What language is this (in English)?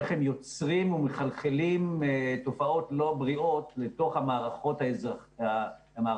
Hebrew